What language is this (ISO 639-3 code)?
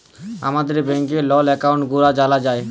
ben